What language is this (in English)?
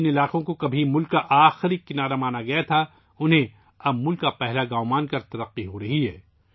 Urdu